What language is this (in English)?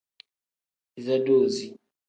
Tem